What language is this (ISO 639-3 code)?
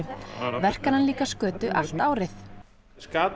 isl